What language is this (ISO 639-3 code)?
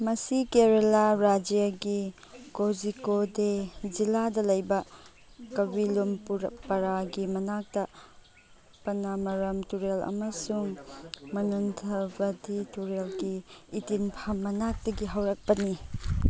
mni